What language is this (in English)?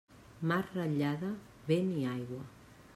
Catalan